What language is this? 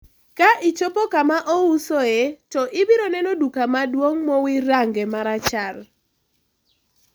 Luo (Kenya and Tanzania)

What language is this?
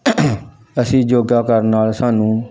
Punjabi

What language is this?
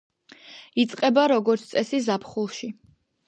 Georgian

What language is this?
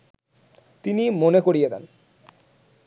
Bangla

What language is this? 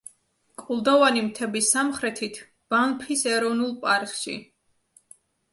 Georgian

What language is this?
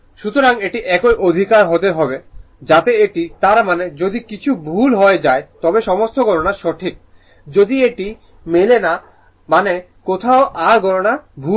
Bangla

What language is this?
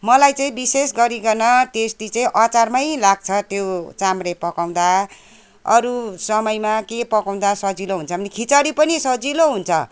Nepali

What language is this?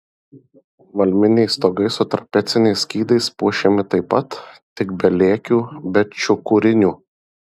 Lithuanian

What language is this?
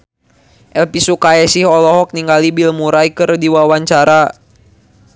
Sundanese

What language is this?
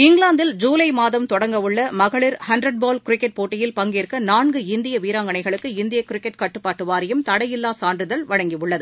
Tamil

